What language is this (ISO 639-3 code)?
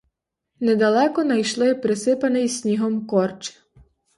ukr